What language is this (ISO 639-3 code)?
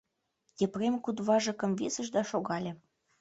chm